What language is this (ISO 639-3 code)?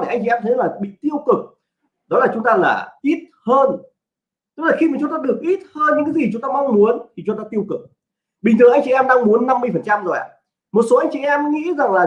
vie